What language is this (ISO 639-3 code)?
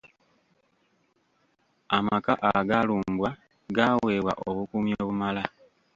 lug